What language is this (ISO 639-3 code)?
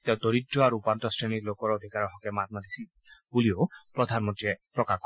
asm